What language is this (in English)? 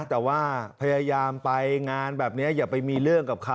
Thai